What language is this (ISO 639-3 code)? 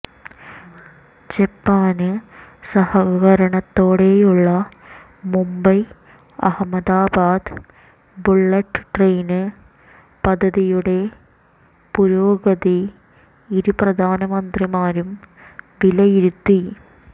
mal